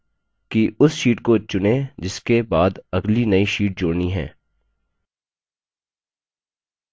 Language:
Hindi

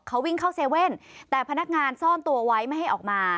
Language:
Thai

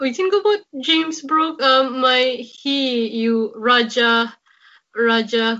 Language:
Welsh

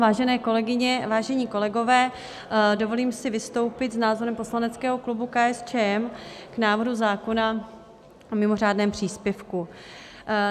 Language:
Czech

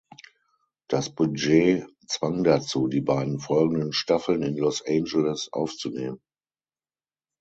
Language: German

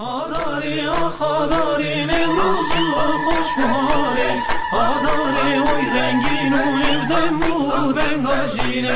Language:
Turkish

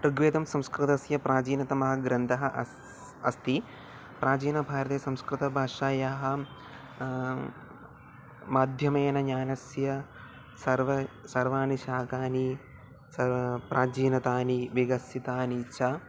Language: Sanskrit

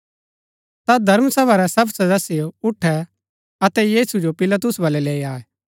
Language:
Gaddi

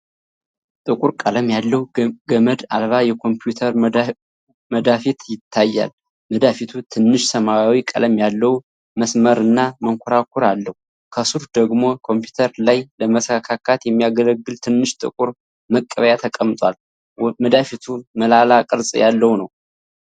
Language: Amharic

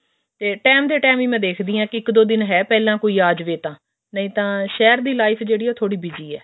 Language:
Punjabi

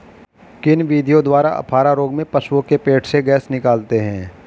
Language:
Hindi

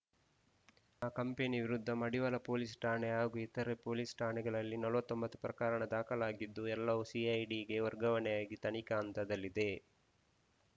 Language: Kannada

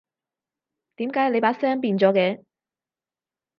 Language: Cantonese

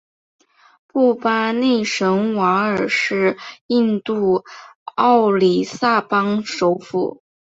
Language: Chinese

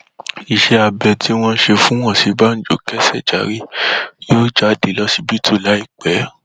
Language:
Yoruba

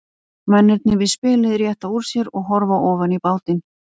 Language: Icelandic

